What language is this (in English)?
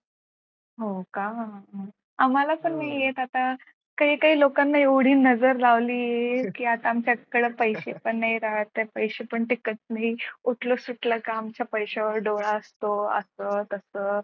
Marathi